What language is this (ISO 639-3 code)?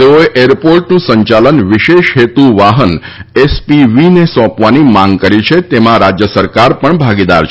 guj